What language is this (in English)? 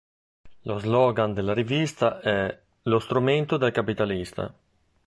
Italian